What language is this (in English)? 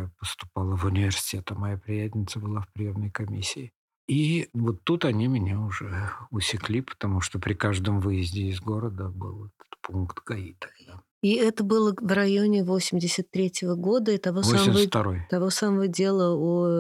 Russian